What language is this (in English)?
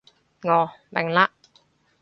Cantonese